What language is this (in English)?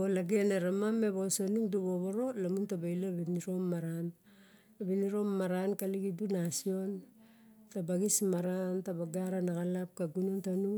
Barok